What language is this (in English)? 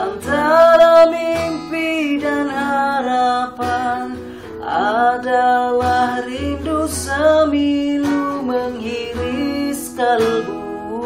Indonesian